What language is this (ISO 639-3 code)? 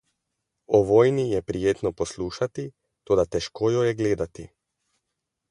slv